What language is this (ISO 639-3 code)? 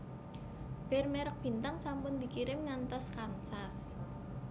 jav